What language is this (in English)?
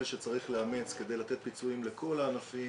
Hebrew